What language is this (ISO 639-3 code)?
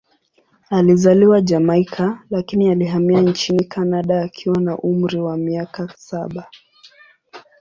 swa